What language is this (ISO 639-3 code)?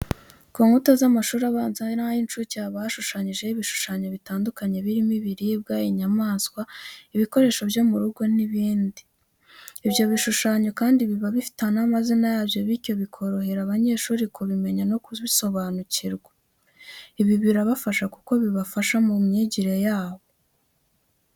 kin